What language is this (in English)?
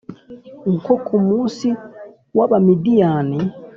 Kinyarwanda